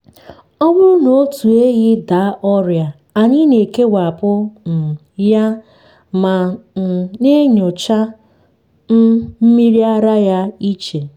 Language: Igbo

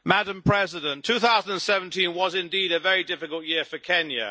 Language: English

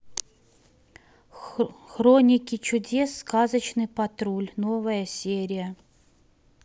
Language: Russian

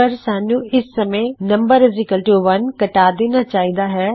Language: Punjabi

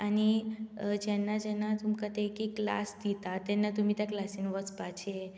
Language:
Konkani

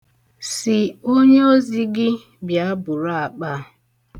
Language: Igbo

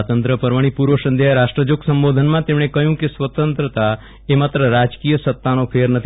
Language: Gujarati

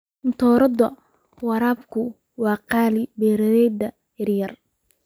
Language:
Somali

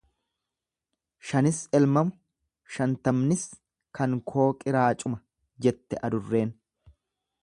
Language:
Oromo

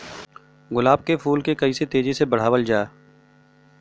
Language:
Bhojpuri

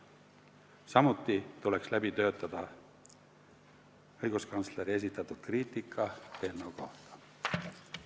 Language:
Estonian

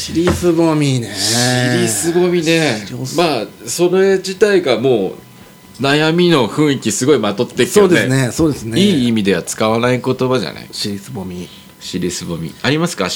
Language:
Japanese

